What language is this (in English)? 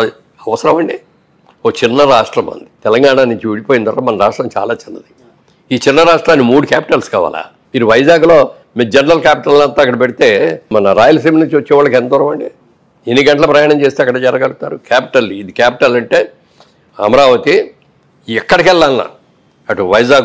Telugu